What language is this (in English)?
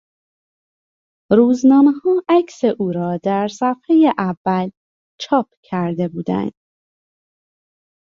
Persian